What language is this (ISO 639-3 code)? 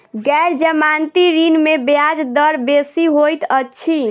mai